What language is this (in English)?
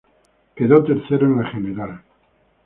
Spanish